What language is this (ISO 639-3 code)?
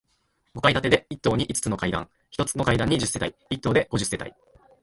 jpn